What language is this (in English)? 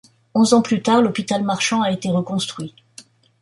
French